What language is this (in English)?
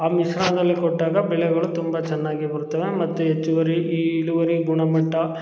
Kannada